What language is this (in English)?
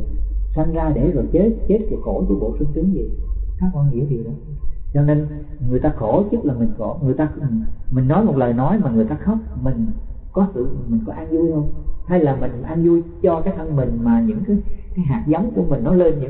Vietnamese